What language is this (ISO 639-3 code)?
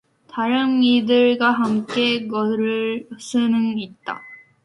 kor